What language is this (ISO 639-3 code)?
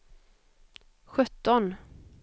swe